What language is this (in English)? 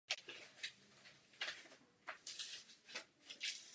Czech